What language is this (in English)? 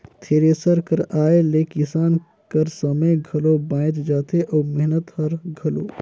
Chhattisgarhi